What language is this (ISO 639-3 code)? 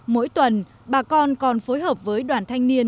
vie